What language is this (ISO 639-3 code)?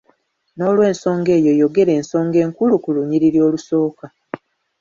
lug